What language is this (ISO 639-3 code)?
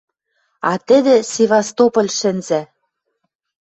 mrj